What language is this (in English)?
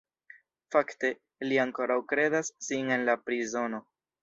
Esperanto